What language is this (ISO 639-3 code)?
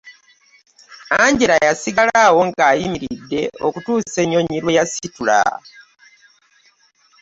lug